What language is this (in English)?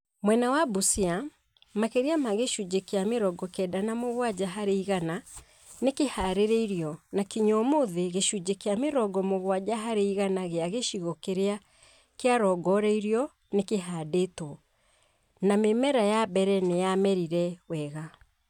Kikuyu